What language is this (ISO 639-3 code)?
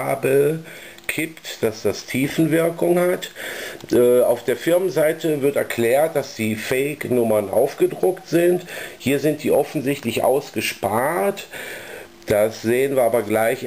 deu